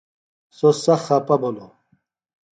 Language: Phalura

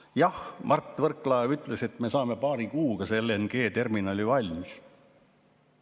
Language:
Estonian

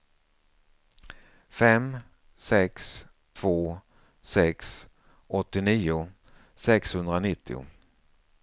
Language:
Swedish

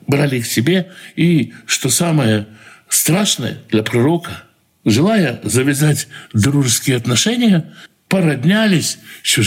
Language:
Russian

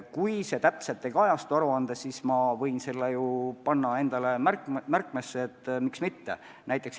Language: Estonian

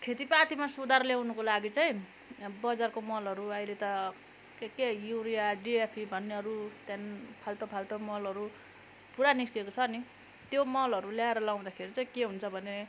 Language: Nepali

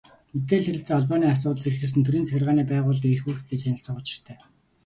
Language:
Mongolian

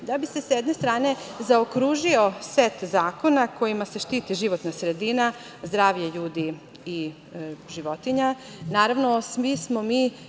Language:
Serbian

